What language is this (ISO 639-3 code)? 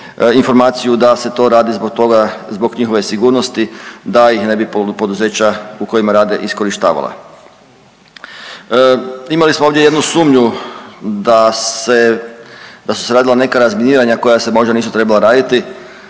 hrv